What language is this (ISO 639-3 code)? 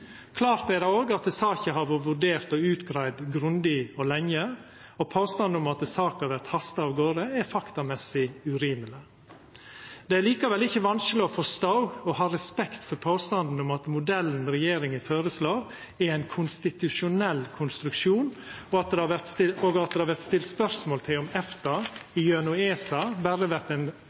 nno